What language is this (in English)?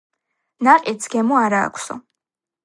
Georgian